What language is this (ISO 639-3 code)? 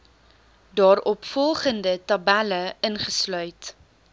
afr